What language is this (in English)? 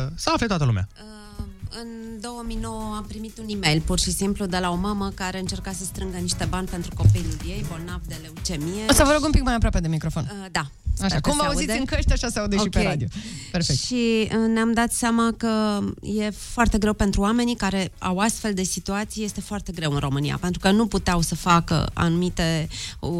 Romanian